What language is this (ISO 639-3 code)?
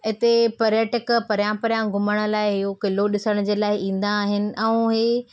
snd